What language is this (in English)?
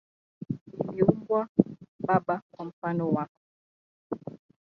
Swahili